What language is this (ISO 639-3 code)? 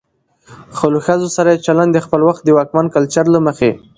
pus